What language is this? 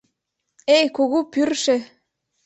Mari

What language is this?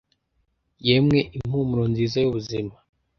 Kinyarwanda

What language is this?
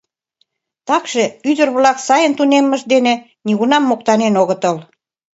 Mari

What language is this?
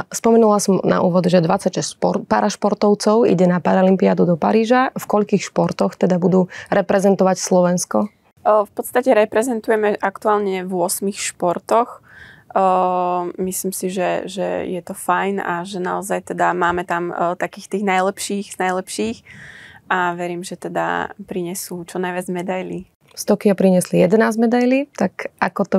Slovak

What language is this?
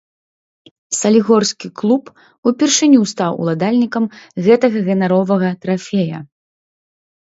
Belarusian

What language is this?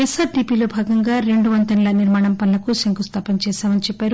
Telugu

